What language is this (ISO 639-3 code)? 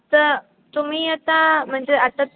mar